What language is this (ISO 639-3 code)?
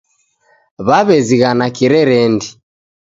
dav